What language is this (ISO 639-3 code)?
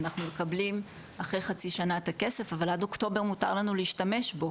heb